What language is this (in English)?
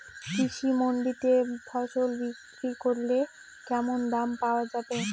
Bangla